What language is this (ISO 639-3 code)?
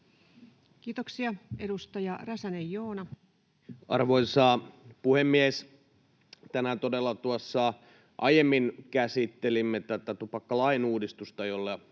fin